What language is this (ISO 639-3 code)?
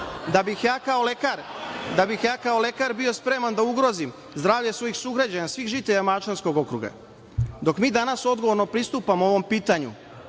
srp